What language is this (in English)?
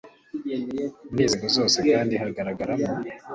Kinyarwanda